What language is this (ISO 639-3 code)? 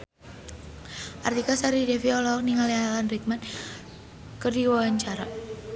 sun